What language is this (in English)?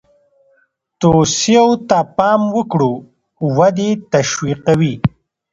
Pashto